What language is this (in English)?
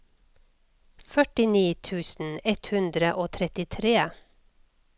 Norwegian